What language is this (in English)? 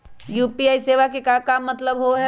Magahi